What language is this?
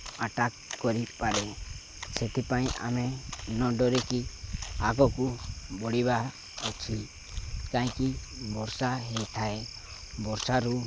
Odia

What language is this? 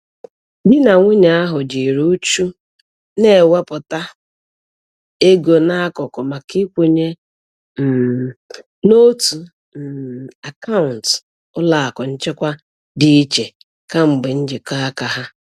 Igbo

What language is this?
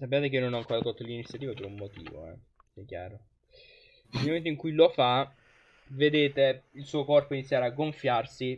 Italian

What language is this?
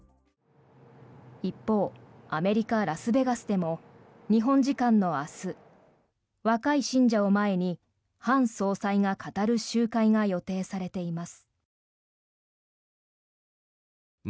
Japanese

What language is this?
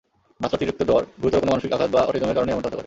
Bangla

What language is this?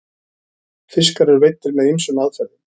Icelandic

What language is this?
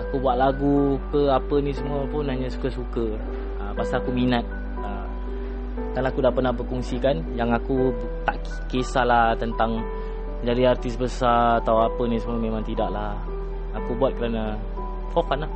Malay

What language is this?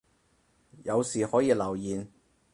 Cantonese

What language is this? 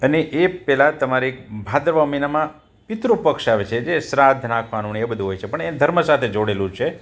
Gujarati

